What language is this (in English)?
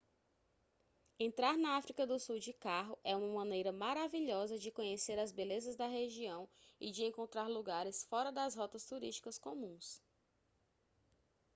Portuguese